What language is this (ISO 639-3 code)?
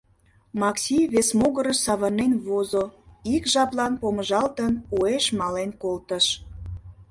chm